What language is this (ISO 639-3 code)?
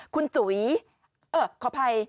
tha